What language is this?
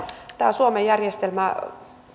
Finnish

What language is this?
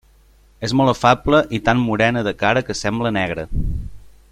Catalan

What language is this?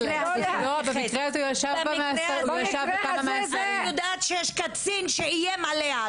Hebrew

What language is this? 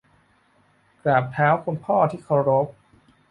Thai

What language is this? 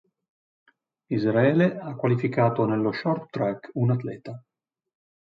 Italian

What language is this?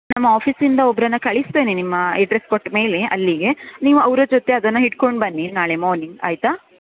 Kannada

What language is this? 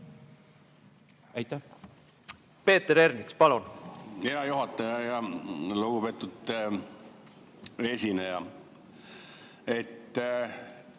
Estonian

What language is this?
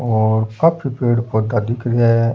Rajasthani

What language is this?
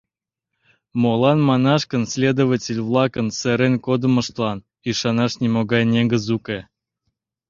Mari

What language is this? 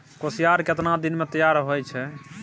Maithili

